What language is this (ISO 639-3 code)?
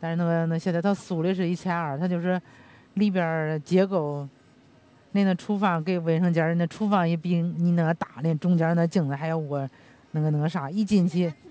zho